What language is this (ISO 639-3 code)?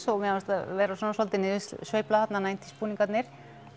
isl